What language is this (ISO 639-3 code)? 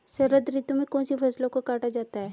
hin